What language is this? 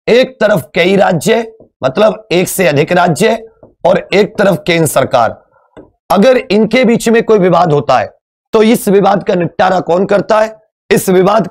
Hindi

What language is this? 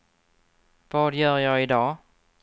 Swedish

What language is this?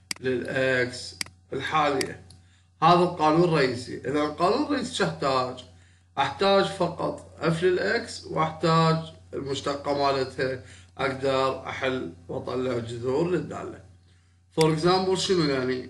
Arabic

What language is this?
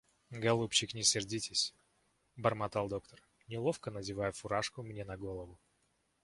Russian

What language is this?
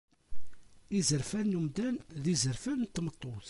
Kabyle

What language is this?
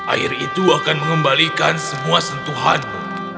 Indonesian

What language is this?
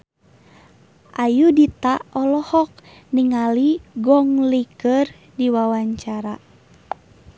Sundanese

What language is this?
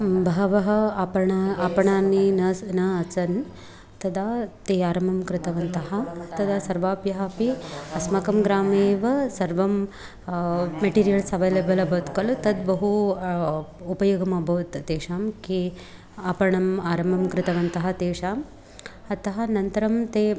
Sanskrit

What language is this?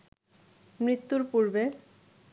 Bangla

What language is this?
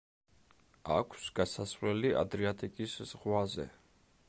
Georgian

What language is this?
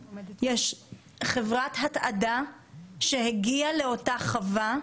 Hebrew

